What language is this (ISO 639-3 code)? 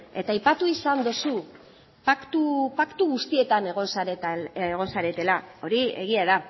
eus